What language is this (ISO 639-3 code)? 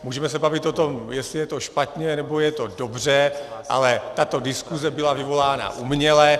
ces